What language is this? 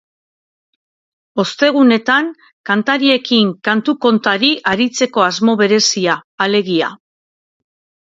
Basque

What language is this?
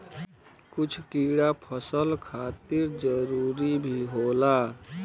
Bhojpuri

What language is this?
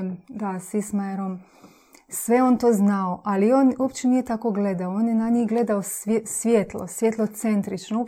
Croatian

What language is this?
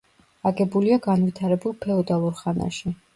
Georgian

